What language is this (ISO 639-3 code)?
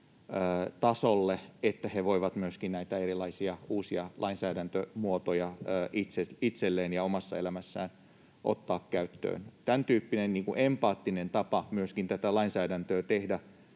fin